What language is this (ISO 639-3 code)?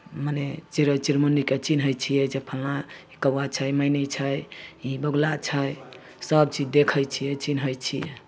mai